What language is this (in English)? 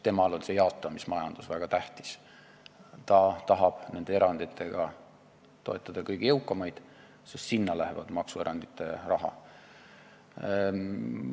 Estonian